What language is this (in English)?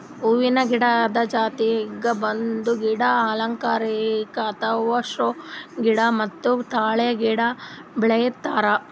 Kannada